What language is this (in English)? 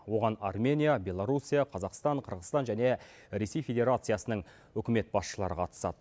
Kazakh